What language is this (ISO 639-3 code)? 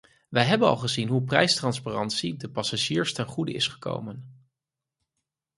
nld